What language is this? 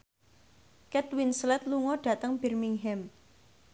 Javanese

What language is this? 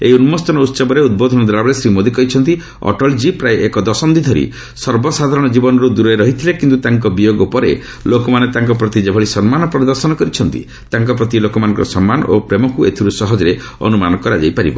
Odia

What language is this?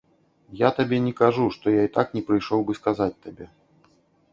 Belarusian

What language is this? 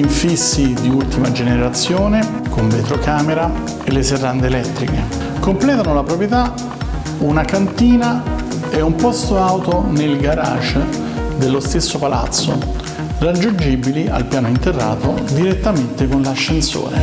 Italian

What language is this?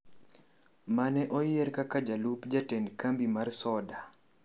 Luo (Kenya and Tanzania)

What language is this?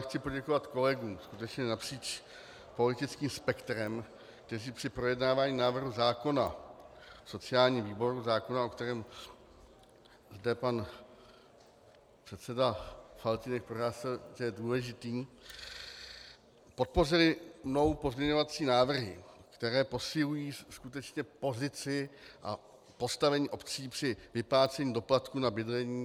Czech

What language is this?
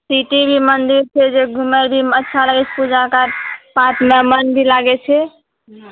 Maithili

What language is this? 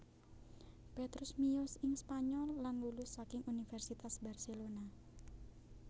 Javanese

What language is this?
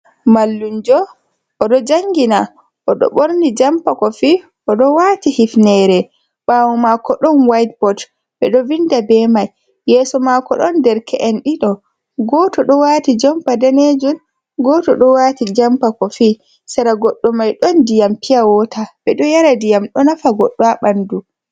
Fula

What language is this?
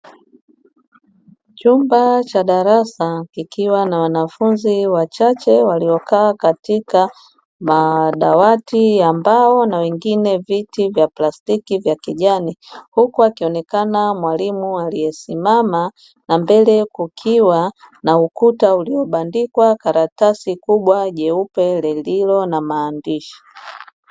Swahili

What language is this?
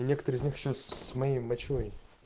Russian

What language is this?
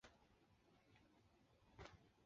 Chinese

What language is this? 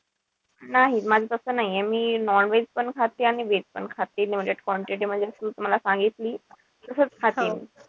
Marathi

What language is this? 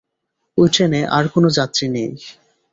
Bangla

